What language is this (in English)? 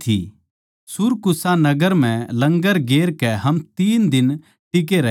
Haryanvi